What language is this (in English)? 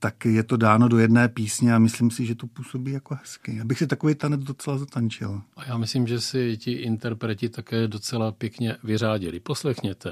Czech